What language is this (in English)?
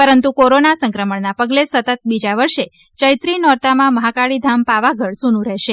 Gujarati